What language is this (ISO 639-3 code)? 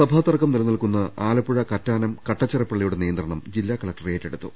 mal